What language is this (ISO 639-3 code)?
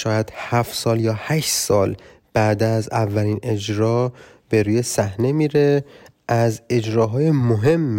fas